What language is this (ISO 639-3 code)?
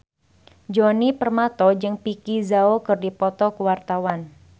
sun